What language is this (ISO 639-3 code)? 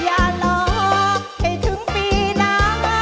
tha